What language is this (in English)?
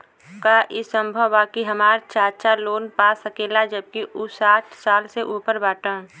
Bhojpuri